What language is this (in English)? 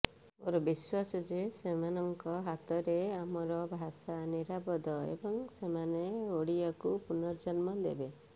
Odia